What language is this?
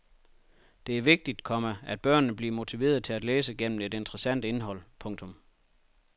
Danish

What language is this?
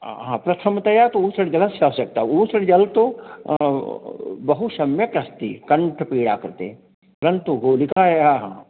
Sanskrit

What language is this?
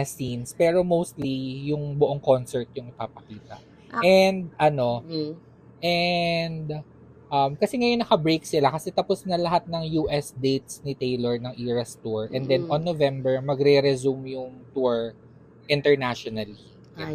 Filipino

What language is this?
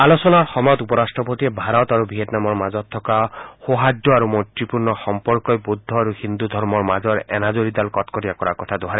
Assamese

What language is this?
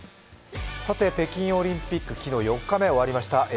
Japanese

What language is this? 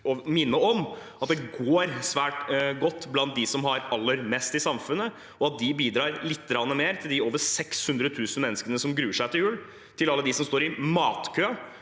Norwegian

